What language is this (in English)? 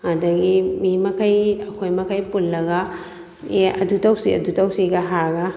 Manipuri